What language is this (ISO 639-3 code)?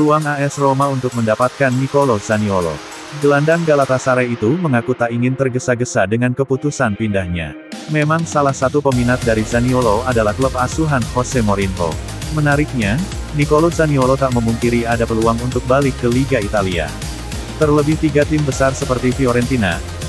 ind